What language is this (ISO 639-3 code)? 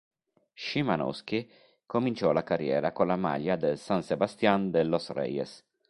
ita